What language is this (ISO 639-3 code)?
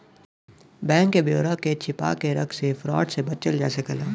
bho